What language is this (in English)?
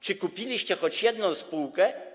Polish